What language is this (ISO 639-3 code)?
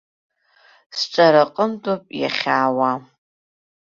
abk